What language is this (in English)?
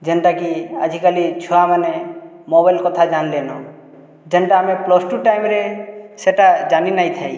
Odia